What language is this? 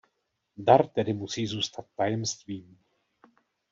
Czech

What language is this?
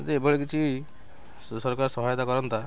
Odia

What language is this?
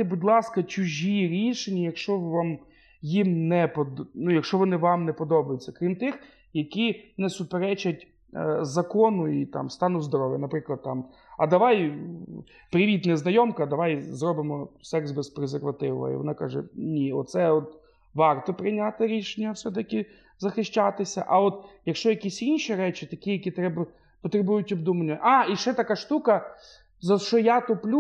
Ukrainian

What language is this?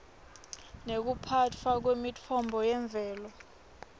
Swati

